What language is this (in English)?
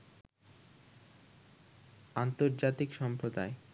Bangla